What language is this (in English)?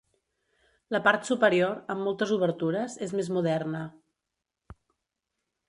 Catalan